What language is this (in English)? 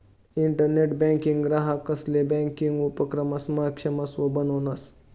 Marathi